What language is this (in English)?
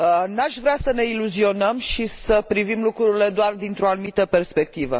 Romanian